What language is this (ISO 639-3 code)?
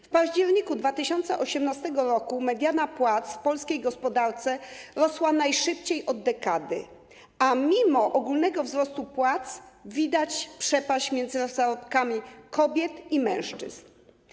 pol